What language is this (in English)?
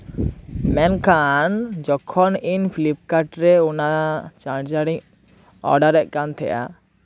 Santali